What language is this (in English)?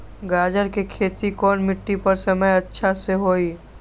Magahi